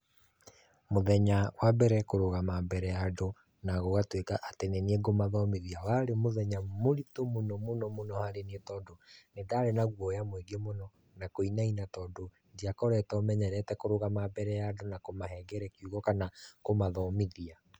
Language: Kikuyu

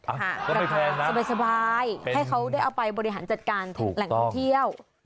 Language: Thai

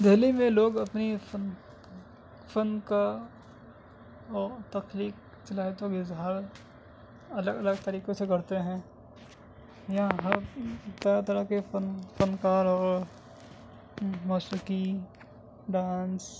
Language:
Urdu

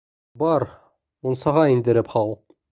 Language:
Bashkir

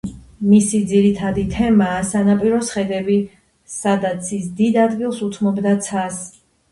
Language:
Georgian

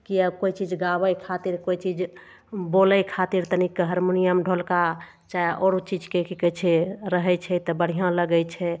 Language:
Maithili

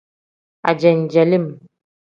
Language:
Tem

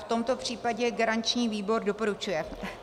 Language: Czech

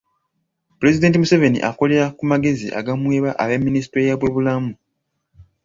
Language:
Ganda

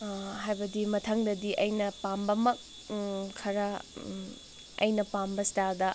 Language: Manipuri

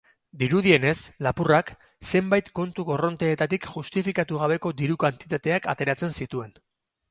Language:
Basque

